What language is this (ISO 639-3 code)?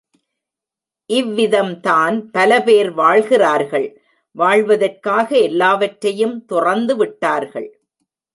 tam